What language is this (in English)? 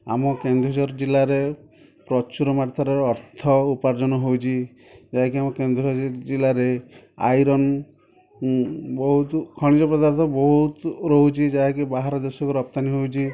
Odia